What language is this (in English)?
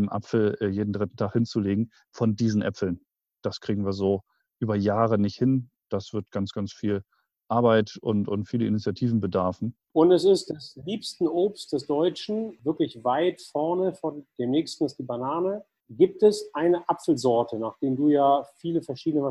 German